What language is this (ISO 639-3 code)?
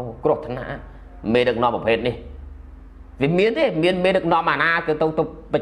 tha